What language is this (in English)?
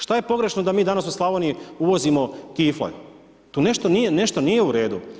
Croatian